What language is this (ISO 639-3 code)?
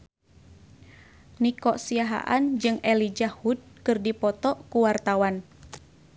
sun